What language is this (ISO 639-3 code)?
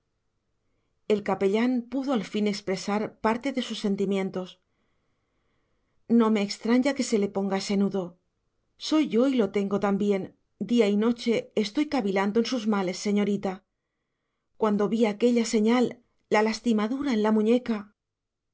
spa